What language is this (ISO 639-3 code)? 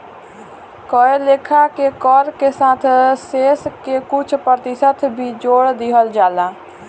bho